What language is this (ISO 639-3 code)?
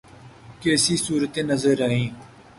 urd